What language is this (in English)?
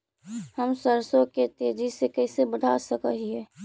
Magahi